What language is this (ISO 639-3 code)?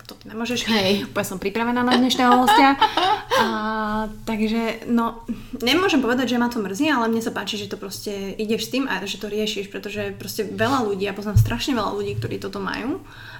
slk